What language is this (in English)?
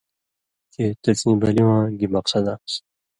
Indus Kohistani